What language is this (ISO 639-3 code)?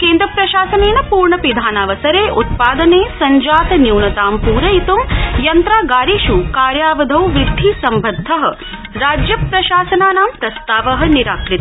san